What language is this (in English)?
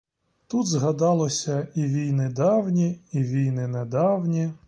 Ukrainian